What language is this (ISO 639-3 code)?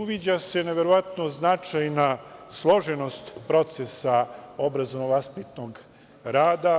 srp